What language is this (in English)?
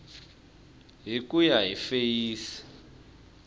Tsonga